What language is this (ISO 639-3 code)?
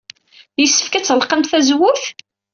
kab